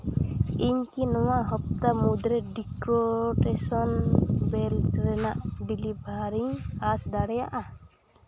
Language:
Santali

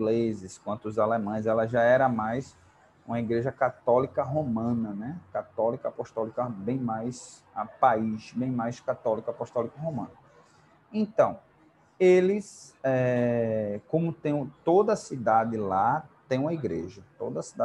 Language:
Portuguese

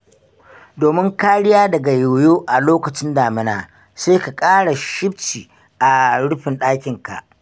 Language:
Hausa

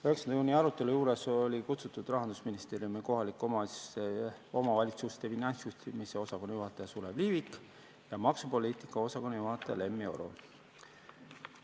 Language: Estonian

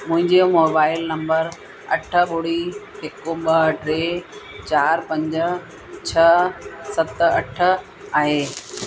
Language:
Sindhi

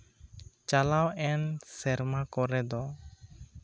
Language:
Santali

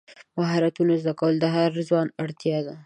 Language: Pashto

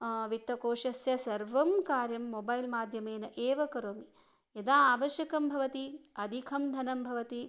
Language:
Sanskrit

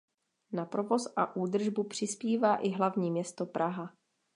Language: Czech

